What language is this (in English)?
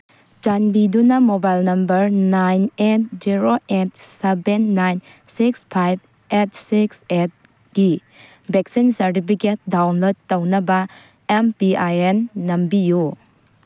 Manipuri